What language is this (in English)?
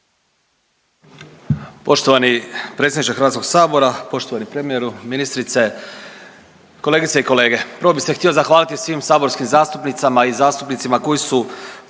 Croatian